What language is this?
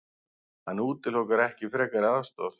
Icelandic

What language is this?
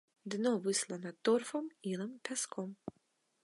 Belarusian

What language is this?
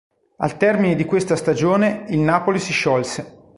Italian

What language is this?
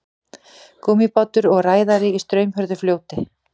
Icelandic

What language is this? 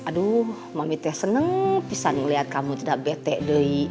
Indonesian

